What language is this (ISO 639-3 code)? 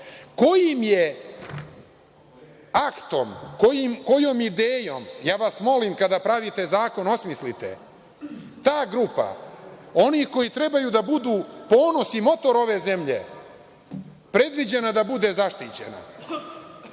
srp